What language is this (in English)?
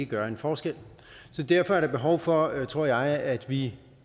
Danish